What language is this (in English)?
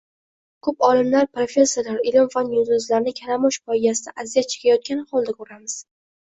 Uzbek